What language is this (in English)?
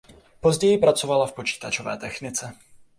Czech